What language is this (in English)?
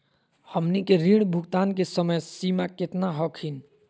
Magahi